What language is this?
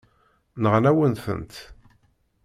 Kabyle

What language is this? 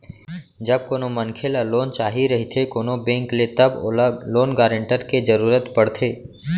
Chhattisgarhi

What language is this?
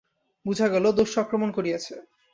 Bangla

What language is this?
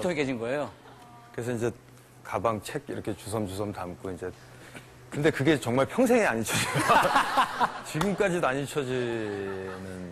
Korean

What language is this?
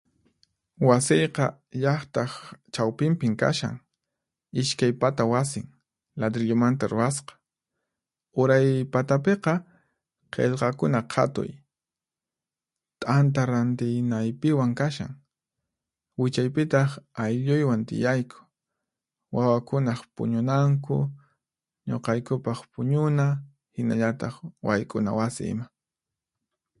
Puno Quechua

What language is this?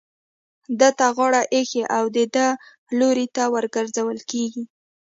Pashto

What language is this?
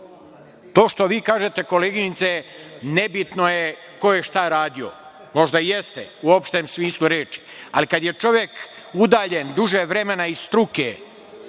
Serbian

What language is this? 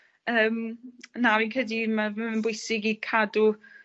Welsh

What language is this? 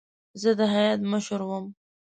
Pashto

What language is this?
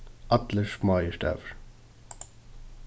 Faroese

